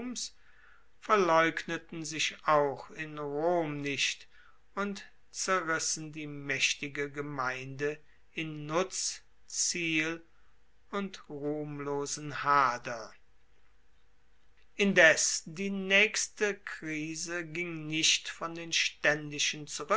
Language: German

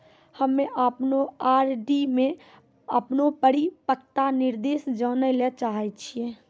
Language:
Maithili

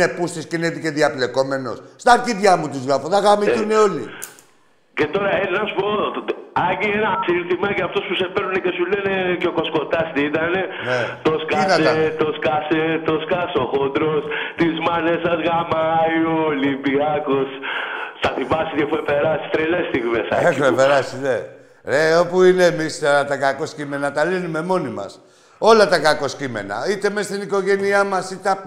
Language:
Greek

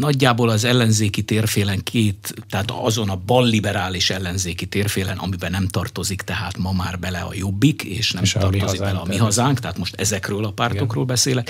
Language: Hungarian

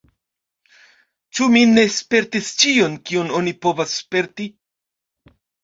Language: Esperanto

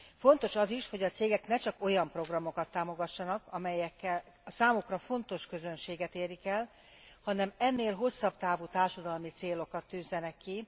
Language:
Hungarian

